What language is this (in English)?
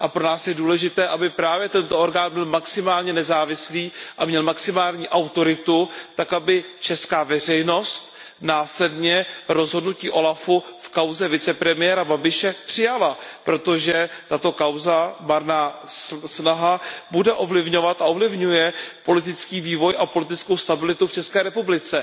Czech